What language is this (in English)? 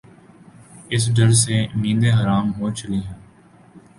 Urdu